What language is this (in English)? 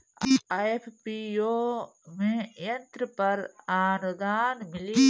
Bhojpuri